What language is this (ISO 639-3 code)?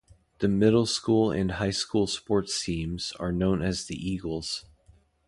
eng